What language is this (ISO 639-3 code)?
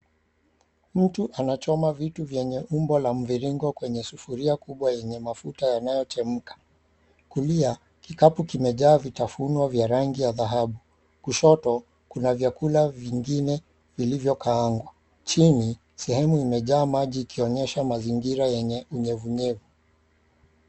swa